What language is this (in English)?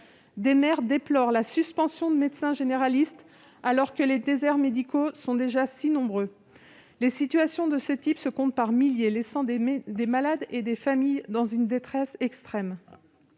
French